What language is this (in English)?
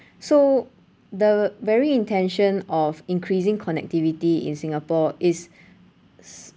English